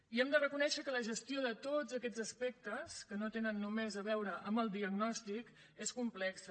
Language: Catalan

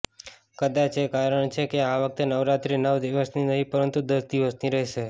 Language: Gujarati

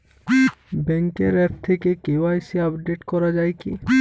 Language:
Bangla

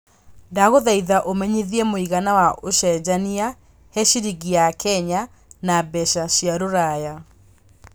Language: Kikuyu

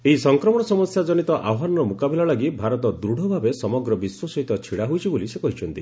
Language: Odia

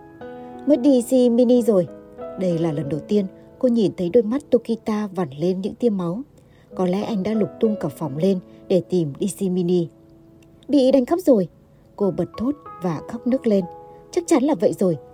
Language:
Vietnamese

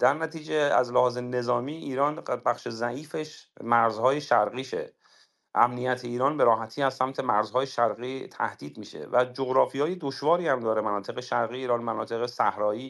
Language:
Persian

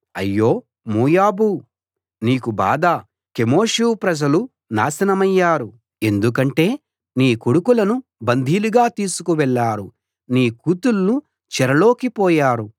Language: Telugu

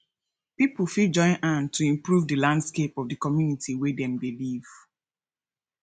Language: Nigerian Pidgin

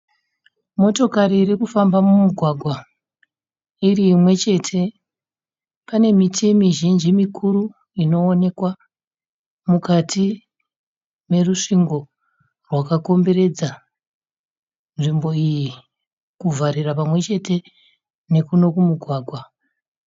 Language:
Shona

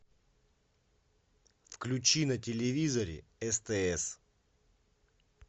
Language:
Russian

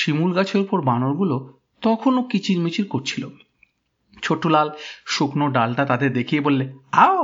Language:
Bangla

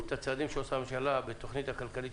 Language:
Hebrew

